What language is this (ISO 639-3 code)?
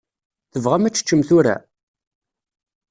kab